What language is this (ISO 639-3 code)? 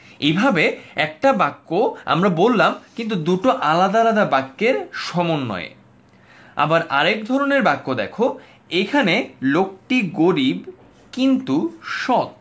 ben